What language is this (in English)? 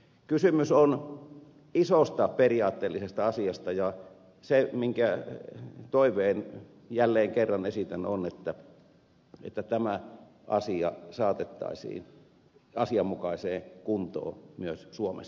Finnish